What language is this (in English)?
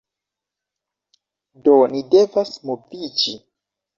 Esperanto